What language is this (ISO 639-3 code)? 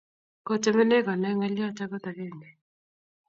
kln